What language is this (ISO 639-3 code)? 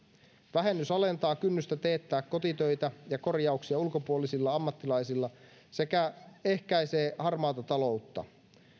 fin